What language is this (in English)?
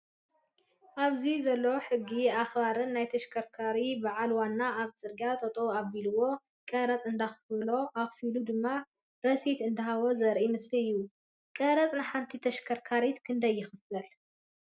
Tigrinya